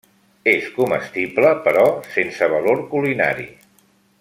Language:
Catalan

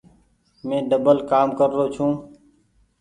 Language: Goaria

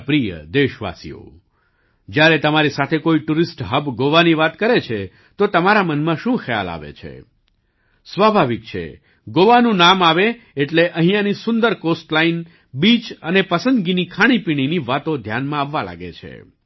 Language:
Gujarati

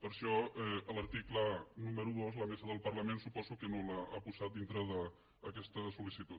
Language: Catalan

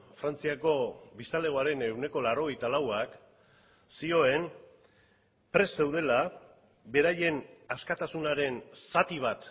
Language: Basque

